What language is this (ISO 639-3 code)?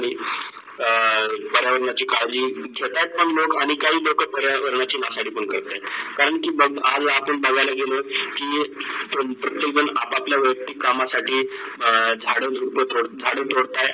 mar